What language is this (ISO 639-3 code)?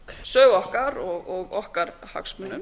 isl